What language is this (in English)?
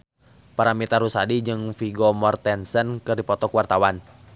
Sundanese